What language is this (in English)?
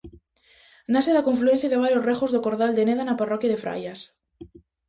Galician